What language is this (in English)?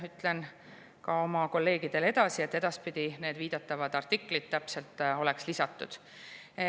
Estonian